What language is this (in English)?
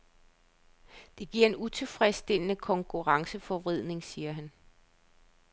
Danish